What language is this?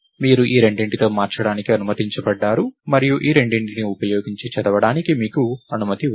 Telugu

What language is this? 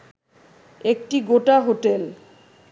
Bangla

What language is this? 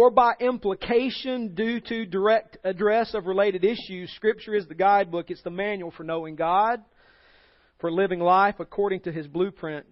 English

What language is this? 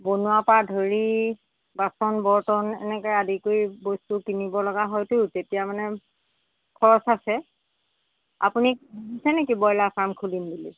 Assamese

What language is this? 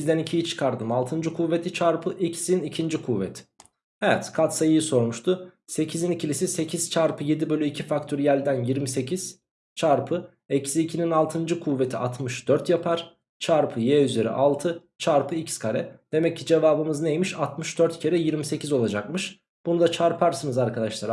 Turkish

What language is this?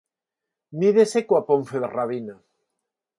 Galician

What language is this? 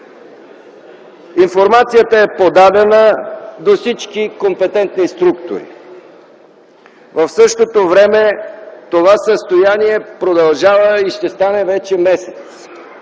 Bulgarian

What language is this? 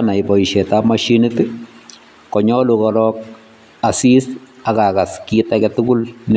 Kalenjin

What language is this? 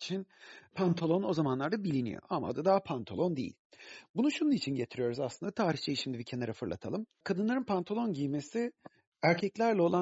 Turkish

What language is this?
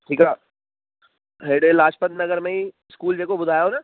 Sindhi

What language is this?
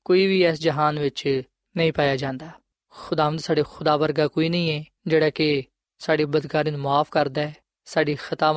Punjabi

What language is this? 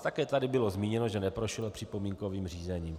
Czech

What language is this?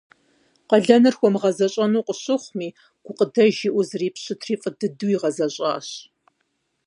Kabardian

